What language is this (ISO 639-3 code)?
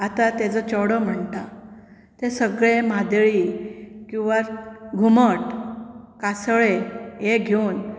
kok